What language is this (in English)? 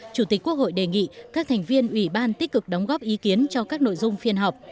Vietnamese